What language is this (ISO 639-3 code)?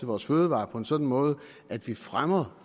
dan